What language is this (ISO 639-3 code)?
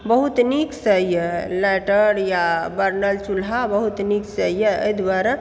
mai